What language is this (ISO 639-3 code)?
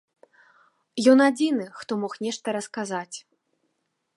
bel